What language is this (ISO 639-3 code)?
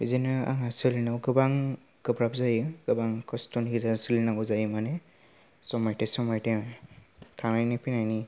brx